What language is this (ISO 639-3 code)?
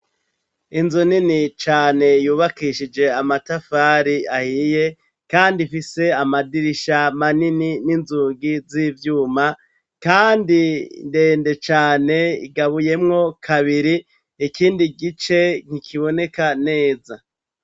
run